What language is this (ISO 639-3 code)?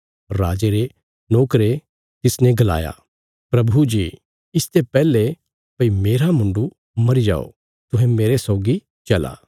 kfs